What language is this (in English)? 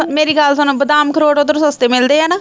Punjabi